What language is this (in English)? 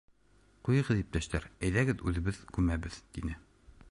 Bashkir